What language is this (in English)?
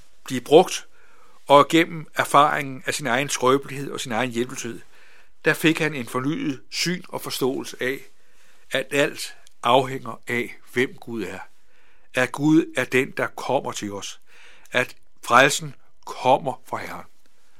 Danish